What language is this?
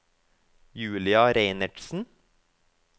Norwegian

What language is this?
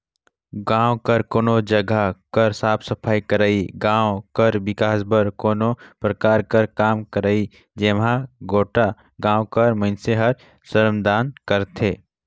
Chhattisgarhi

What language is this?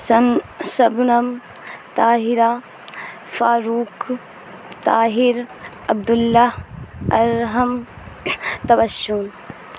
Urdu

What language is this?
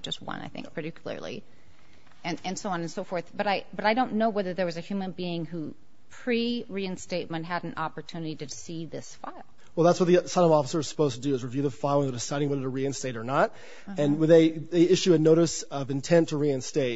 English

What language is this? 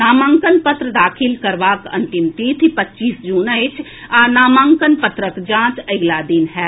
Maithili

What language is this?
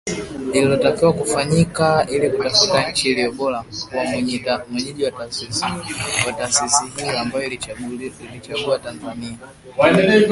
Swahili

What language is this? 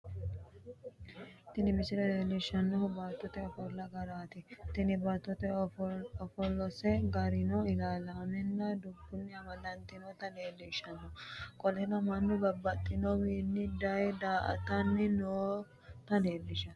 Sidamo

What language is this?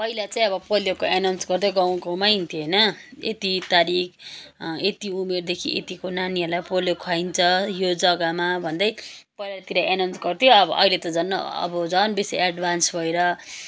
Nepali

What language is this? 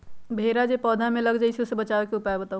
Magahi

